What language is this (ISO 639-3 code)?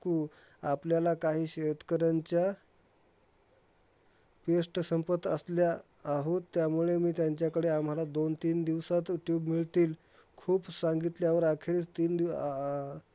mar